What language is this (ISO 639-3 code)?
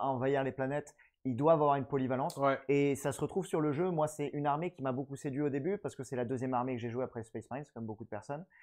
fra